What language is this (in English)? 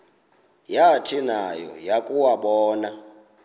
Xhosa